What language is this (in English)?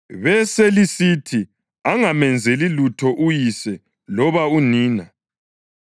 North Ndebele